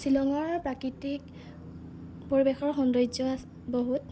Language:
Assamese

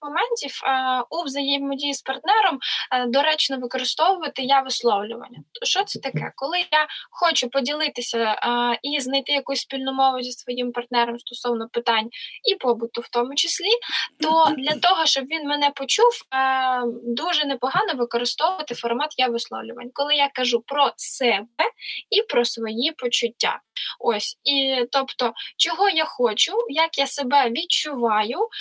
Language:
Ukrainian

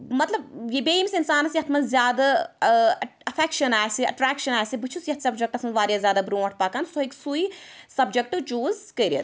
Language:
Kashmiri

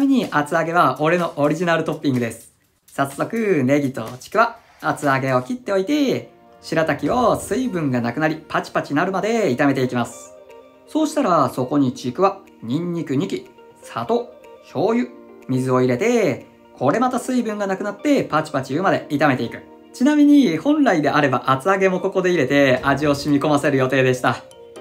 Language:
Japanese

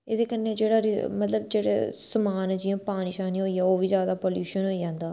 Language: Dogri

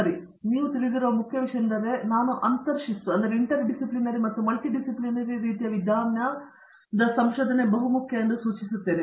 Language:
Kannada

